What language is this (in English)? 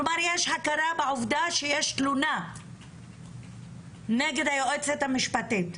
Hebrew